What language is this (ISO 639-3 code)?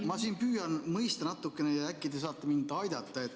est